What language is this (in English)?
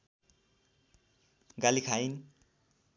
Nepali